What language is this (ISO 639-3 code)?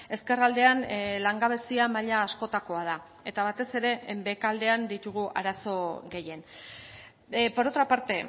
eus